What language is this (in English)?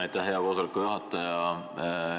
Estonian